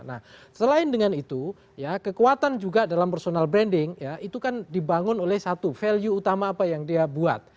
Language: Indonesian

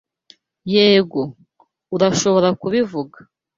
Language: Kinyarwanda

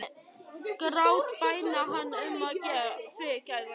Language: Icelandic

